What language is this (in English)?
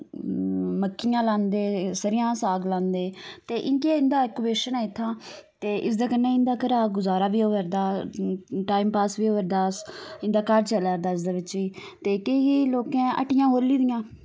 Dogri